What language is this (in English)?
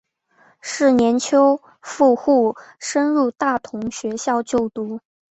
Chinese